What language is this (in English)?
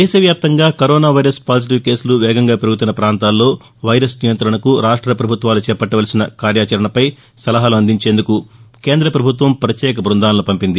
Telugu